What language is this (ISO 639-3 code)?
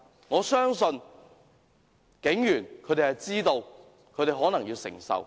yue